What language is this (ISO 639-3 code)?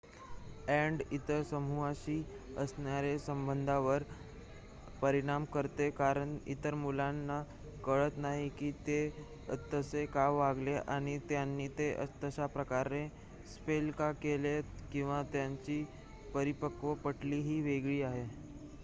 mar